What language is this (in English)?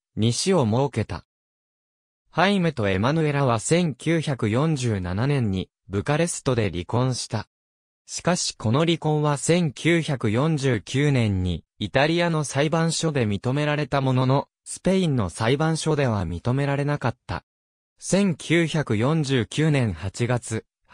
Japanese